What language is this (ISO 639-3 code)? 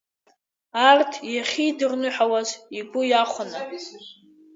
abk